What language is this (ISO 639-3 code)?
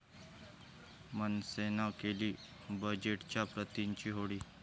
mar